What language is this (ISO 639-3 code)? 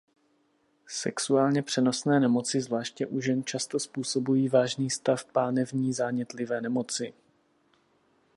ces